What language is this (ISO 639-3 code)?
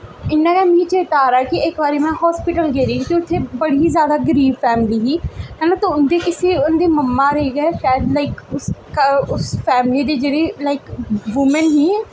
doi